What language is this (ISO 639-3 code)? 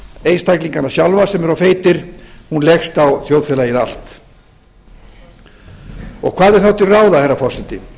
isl